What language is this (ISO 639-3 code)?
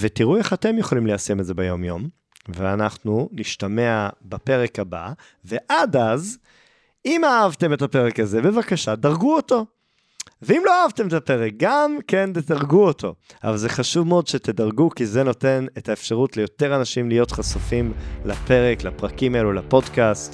heb